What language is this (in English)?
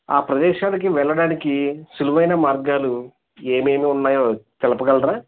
Telugu